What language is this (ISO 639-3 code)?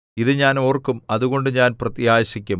mal